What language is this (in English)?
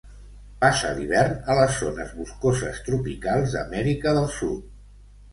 Catalan